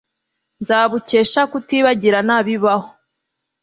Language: Kinyarwanda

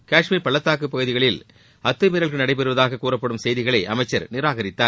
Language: Tamil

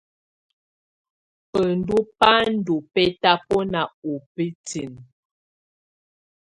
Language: Tunen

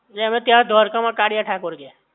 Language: Gujarati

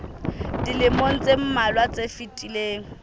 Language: Southern Sotho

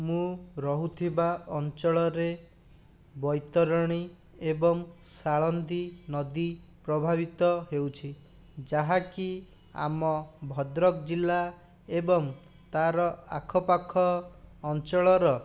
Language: Odia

